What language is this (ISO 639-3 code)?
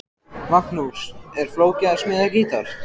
isl